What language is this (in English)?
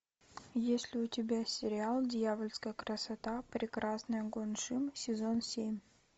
Russian